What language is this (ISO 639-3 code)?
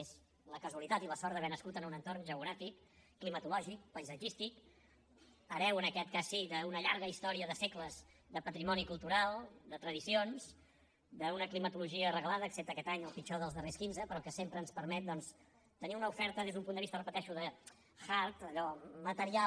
cat